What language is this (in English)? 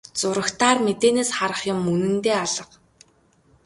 Mongolian